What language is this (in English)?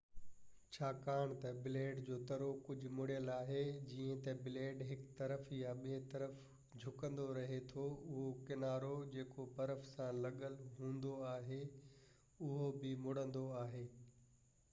Sindhi